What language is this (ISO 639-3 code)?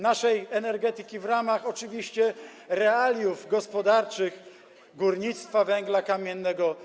pol